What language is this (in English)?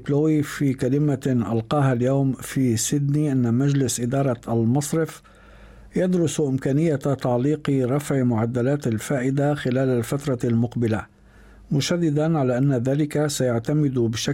Arabic